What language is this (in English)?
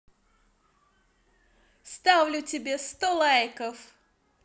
Russian